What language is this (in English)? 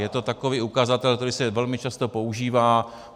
Czech